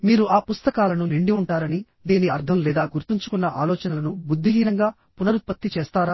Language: Telugu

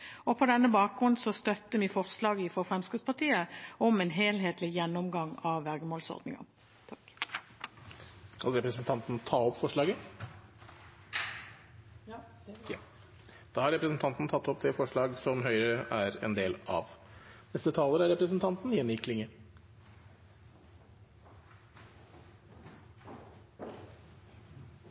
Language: Norwegian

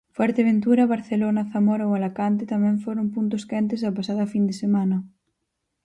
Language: Galician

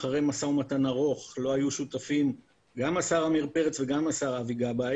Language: Hebrew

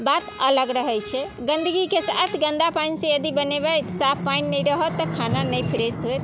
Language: Maithili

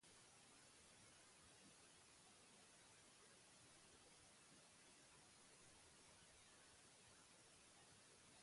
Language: Basque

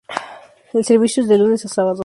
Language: Spanish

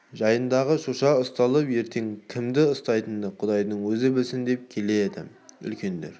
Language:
Kazakh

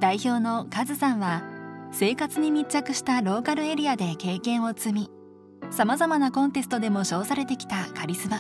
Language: Japanese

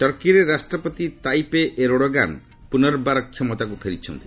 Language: Odia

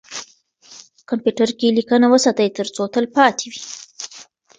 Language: Pashto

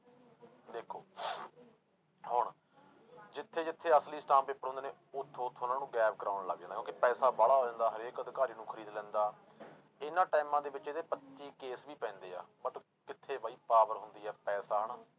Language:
Punjabi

